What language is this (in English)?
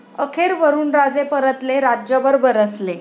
Marathi